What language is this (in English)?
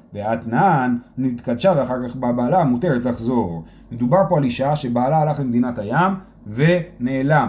Hebrew